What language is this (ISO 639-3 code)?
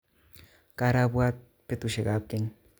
kln